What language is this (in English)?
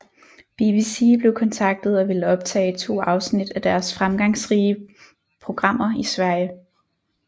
Danish